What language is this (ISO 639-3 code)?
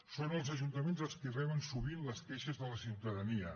cat